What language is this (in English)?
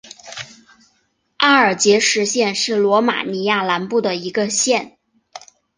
Chinese